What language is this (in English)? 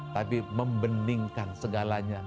Indonesian